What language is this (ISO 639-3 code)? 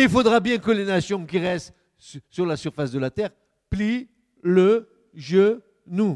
fra